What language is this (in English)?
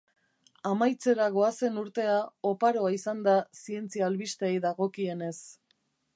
Basque